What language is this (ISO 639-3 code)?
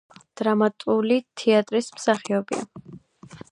kat